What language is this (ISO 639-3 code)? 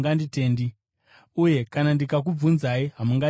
sna